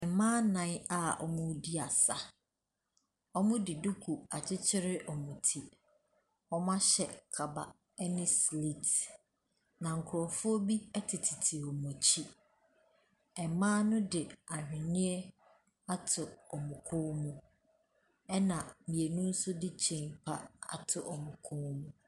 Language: Akan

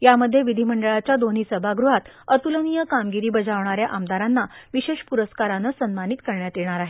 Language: Marathi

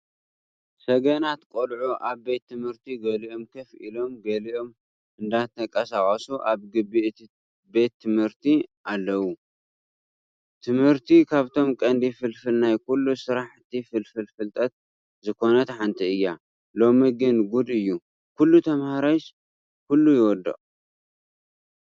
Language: Tigrinya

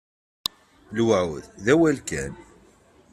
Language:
Kabyle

